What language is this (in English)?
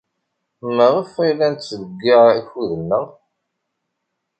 Kabyle